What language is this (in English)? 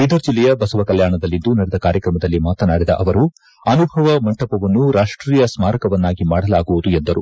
Kannada